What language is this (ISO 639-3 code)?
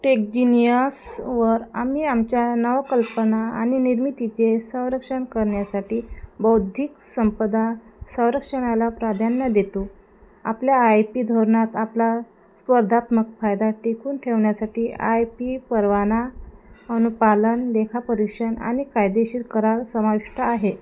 mar